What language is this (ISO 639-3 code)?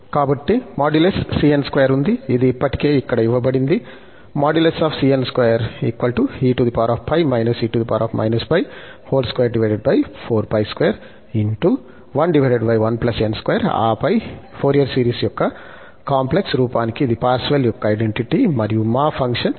tel